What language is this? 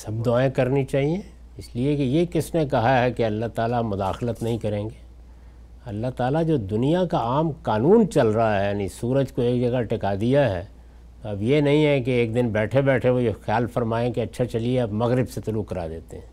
Urdu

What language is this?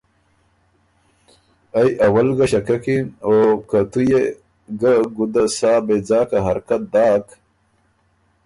Ormuri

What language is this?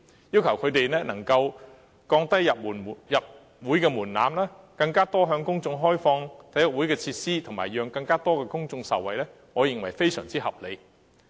Cantonese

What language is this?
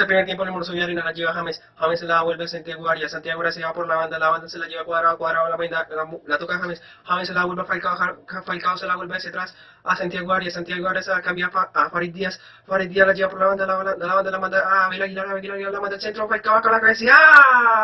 Spanish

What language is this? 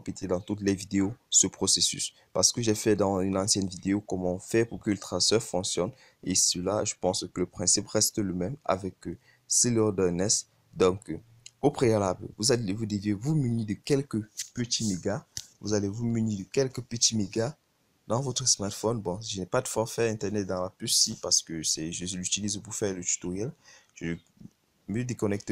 French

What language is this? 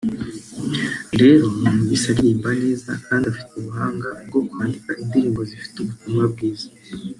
Kinyarwanda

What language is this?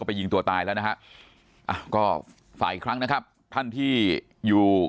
Thai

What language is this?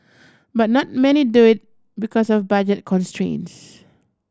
English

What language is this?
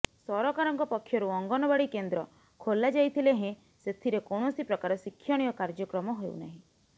Odia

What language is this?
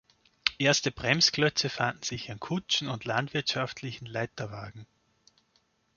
German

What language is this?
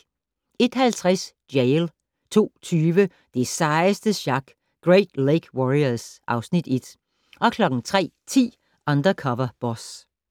Danish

